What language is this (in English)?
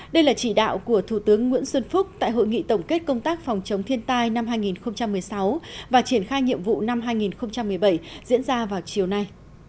Vietnamese